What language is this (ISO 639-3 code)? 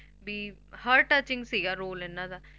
pan